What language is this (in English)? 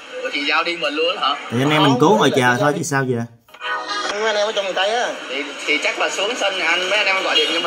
Vietnamese